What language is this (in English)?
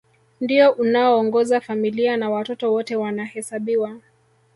Swahili